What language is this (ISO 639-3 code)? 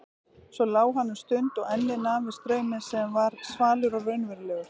isl